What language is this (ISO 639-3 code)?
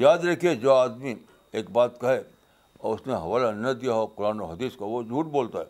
urd